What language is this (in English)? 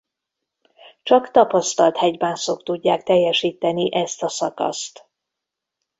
Hungarian